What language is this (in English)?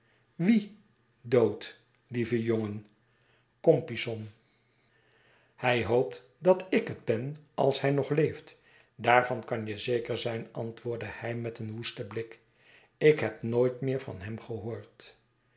Dutch